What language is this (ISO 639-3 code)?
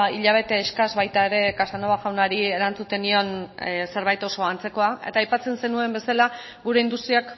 eus